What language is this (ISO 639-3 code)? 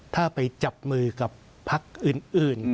tha